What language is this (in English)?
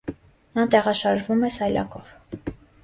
Armenian